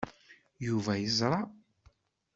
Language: Kabyle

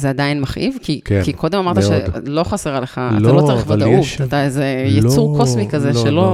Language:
Hebrew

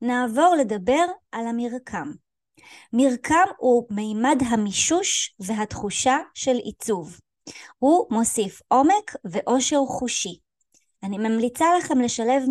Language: Hebrew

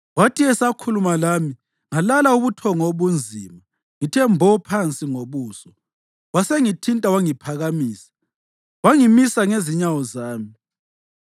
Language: North Ndebele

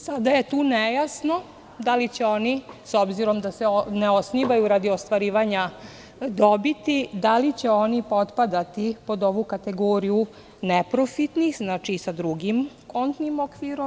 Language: Serbian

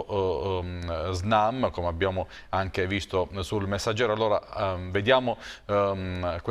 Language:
Italian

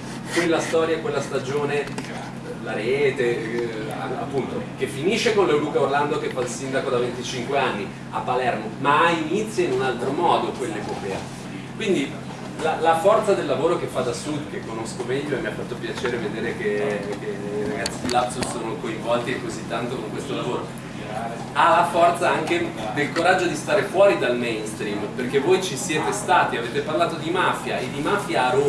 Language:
Italian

